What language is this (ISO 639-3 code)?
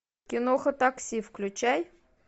rus